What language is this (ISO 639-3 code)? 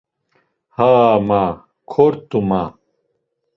lzz